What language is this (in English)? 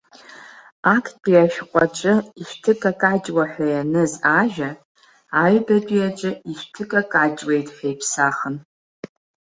Abkhazian